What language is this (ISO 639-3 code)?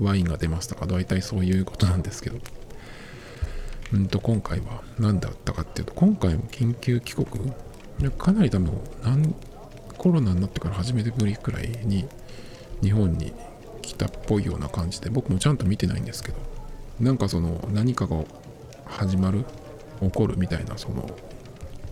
jpn